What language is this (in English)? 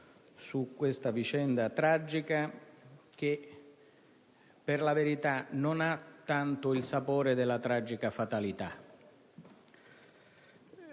Italian